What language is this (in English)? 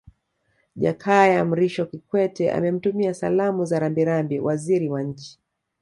Swahili